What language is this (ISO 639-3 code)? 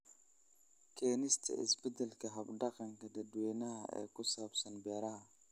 som